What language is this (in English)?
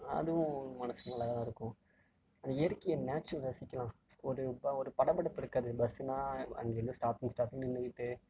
Tamil